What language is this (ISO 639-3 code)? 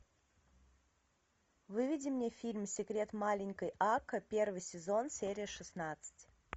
rus